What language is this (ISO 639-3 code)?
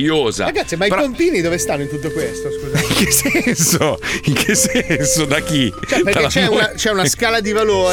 ita